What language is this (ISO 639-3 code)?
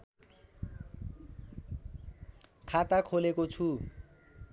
nep